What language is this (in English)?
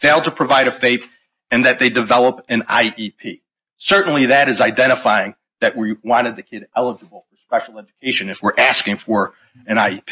English